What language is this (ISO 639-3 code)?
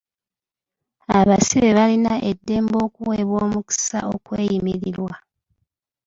lug